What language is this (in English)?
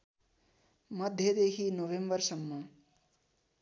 Nepali